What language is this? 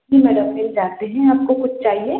Hindi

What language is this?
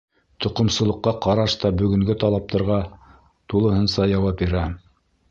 Bashkir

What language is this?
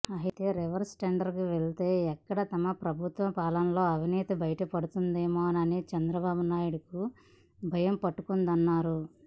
Telugu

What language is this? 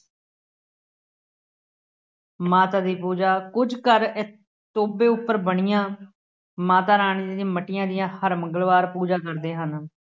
Punjabi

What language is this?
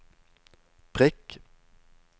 Norwegian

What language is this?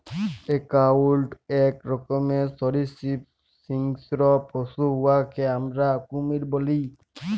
Bangla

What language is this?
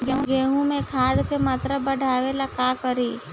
Bhojpuri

